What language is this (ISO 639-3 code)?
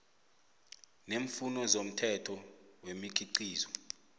nbl